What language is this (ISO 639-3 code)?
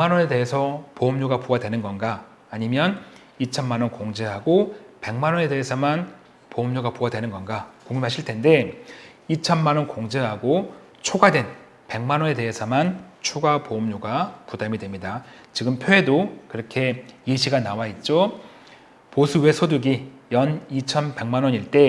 kor